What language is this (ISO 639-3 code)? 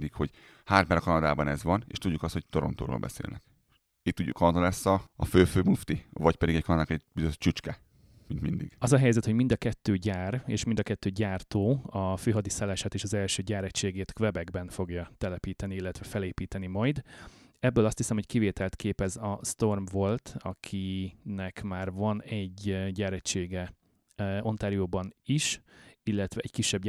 hun